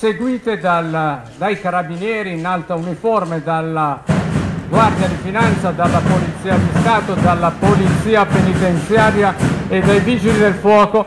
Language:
Italian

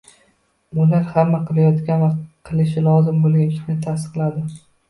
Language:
Uzbek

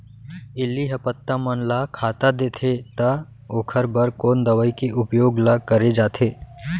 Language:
Chhattisgarhi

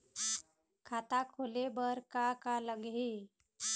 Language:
Chhattisgarhi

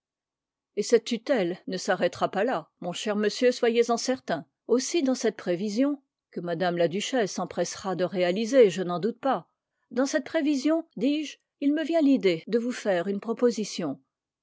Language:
French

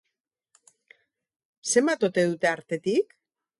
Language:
Basque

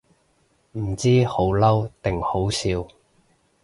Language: Cantonese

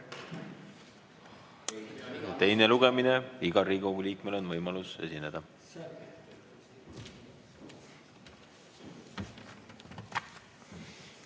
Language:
Estonian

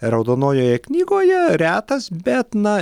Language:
Lithuanian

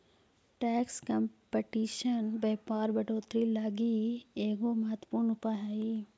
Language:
Magahi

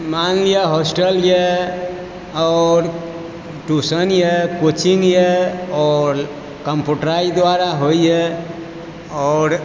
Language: Maithili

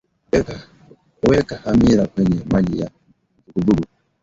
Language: Swahili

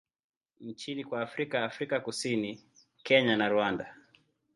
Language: Swahili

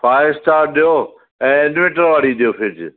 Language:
Sindhi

